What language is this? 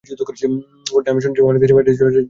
Bangla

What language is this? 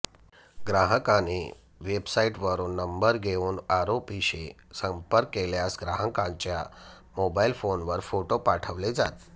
Marathi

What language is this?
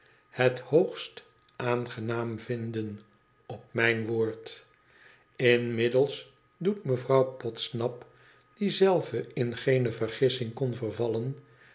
Dutch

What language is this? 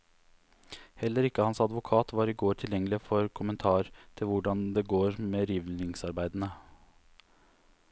Norwegian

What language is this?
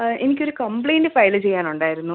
Malayalam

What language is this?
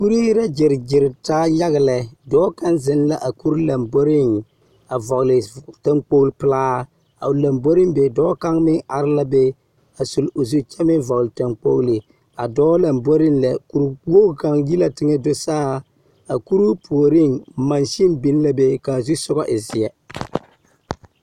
Southern Dagaare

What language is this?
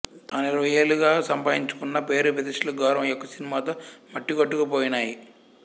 Telugu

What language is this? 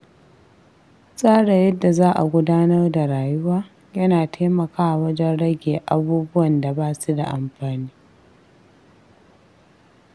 Hausa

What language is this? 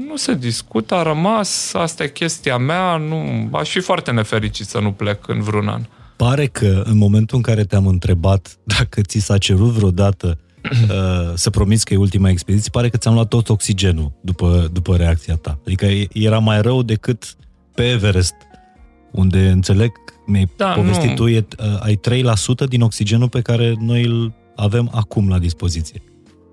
Romanian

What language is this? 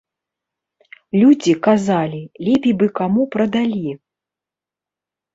Belarusian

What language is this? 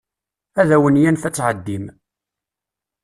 Kabyle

